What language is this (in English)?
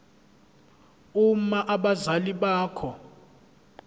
Zulu